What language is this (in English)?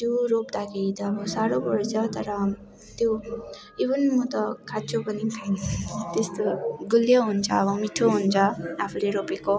Nepali